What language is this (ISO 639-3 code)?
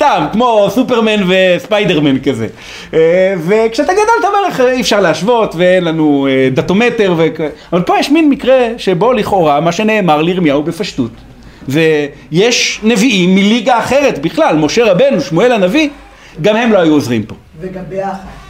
heb